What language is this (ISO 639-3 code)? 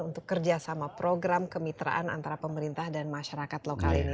ind